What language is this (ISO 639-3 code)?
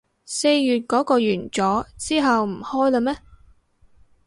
yue